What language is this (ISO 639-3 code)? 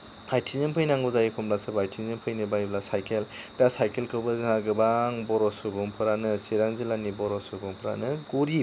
brx